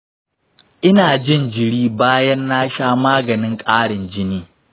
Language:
Hausa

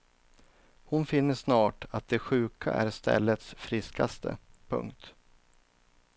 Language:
Swedish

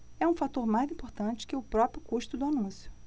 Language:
Portuguese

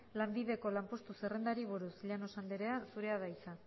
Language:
Basque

